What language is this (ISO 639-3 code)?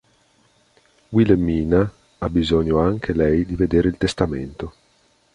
ita